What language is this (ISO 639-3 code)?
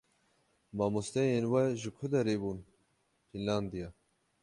kur